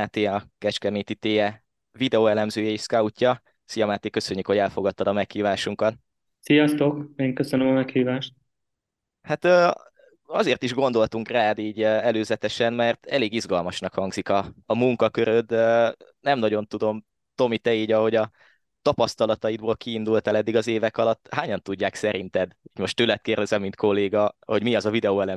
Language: Hungarian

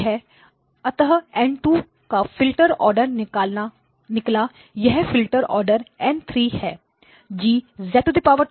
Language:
Hindi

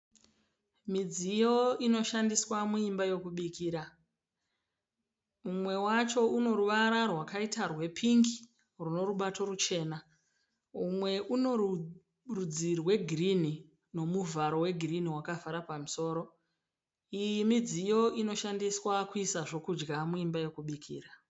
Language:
Shona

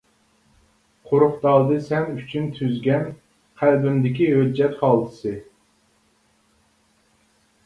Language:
Uyghur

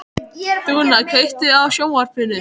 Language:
Icelandic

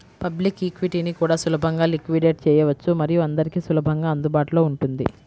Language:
Telugu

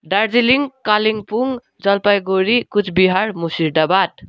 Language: Nepali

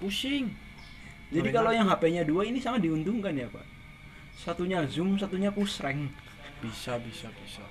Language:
Indonesian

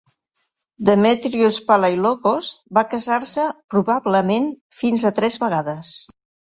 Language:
Catalan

